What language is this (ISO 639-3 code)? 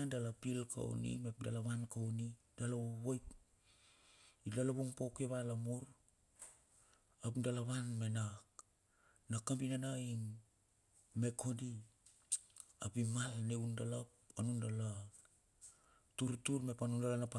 bxf